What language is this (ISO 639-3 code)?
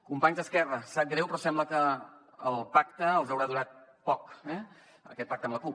cat